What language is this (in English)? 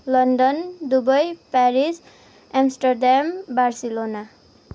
Nepali